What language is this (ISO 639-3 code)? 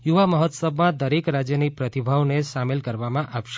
guj